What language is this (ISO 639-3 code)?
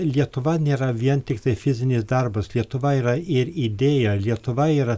lit